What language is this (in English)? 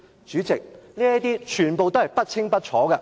Cantonese